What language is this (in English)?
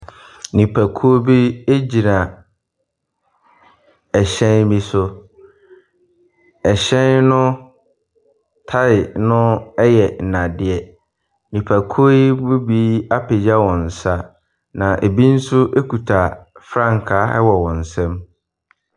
Akan